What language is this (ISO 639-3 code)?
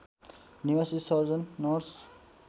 nep